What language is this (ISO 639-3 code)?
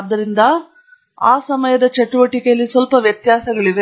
kan